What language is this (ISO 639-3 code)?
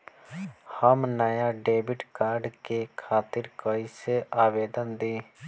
bho